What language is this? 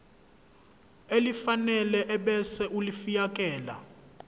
Zulu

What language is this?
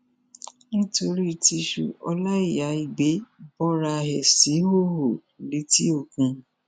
Yoruba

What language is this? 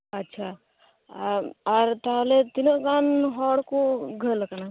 Santali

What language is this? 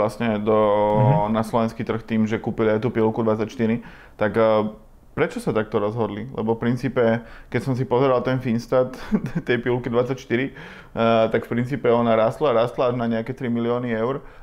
Slovak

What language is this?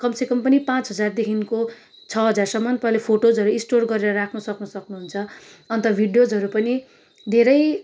Nepali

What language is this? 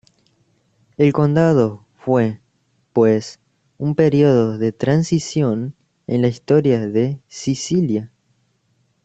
Spanish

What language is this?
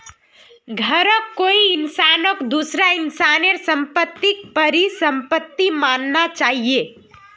Magahi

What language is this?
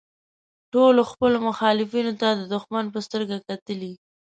Pashto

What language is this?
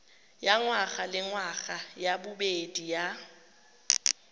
Tswana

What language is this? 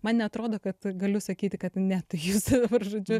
Lithuanian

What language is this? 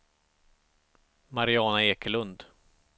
Swedish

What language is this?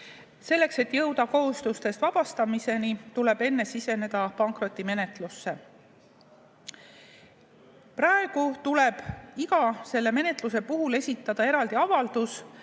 Estonian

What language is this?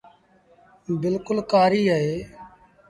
Sindhi Bhil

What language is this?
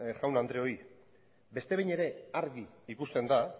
Basque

